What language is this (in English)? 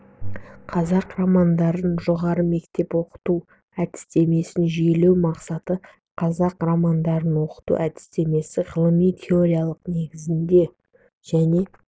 Kazakh